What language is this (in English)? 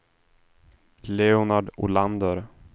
Swedish